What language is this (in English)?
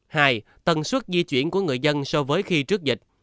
Vietnamese